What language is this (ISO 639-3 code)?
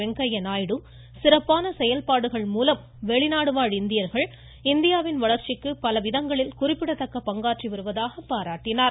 tam